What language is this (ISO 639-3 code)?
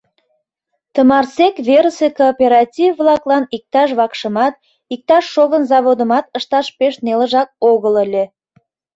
chm